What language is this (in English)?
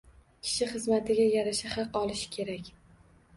Uzbek